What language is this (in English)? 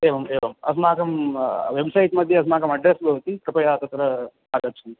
Sanskrit